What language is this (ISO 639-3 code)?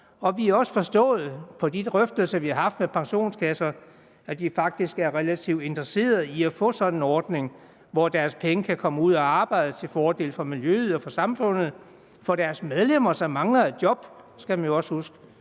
dan